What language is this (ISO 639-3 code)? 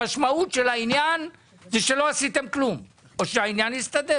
heb